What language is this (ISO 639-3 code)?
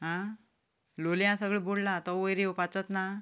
kok